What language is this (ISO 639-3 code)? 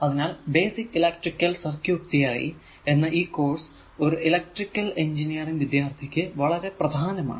mal